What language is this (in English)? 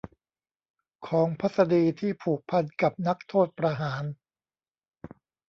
Thai